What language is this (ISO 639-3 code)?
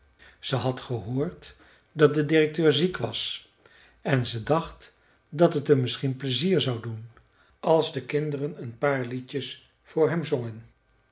nld